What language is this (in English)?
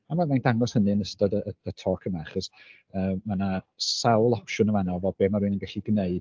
Welsh